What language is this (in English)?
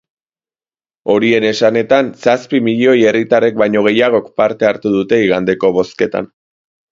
Basque